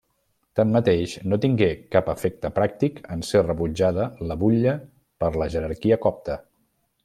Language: Catalan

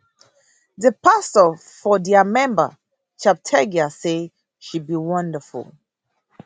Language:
Nigerian Pidgin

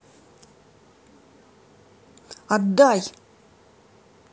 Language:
Russian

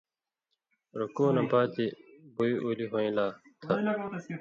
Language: Indus Kohistani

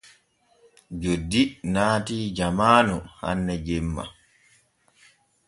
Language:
Borgu Fulfulde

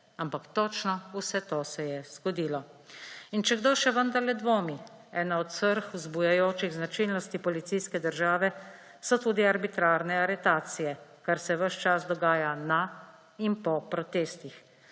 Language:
Slovenian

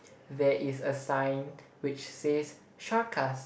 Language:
English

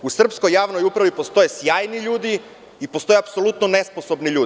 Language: Serbian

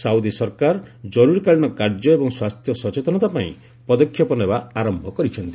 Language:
Odia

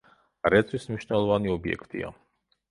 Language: Georgian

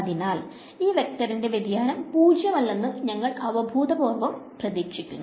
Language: Malayalam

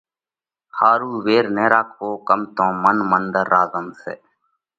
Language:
Parkari Koli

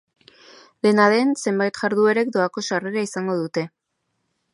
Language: Basque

